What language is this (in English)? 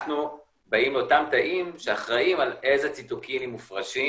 Hebrew